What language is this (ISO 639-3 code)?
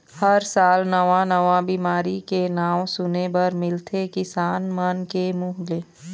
hne